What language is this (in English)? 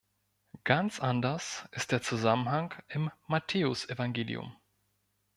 German